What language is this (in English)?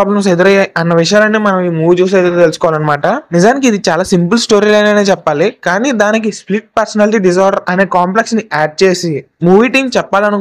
Telugu